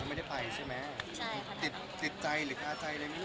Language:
Thai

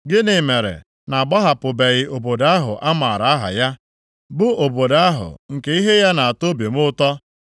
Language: Igbo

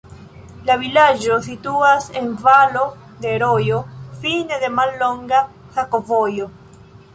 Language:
Esperanto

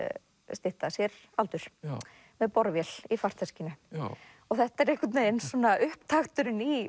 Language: Icelandic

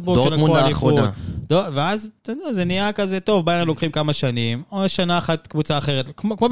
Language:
Hebrew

